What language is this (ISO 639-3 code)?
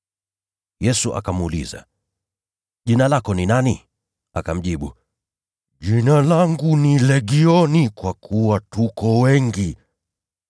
swa